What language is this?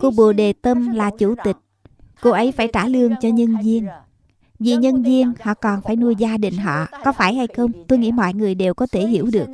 Vietnamese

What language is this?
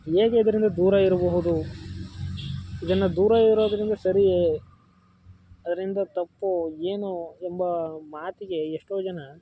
Kannada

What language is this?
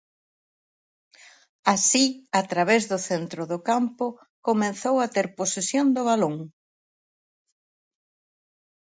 Galician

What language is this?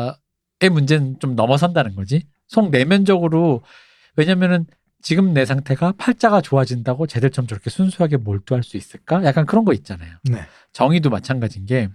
Korean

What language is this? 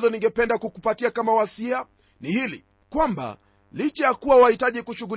Swahili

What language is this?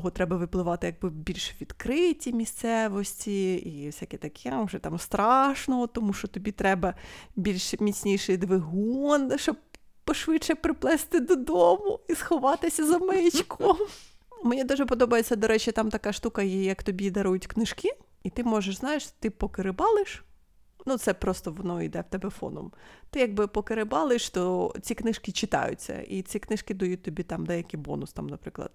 Ukrainian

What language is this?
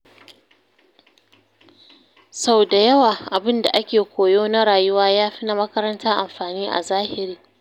Hausa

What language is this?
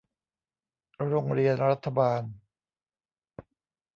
Thai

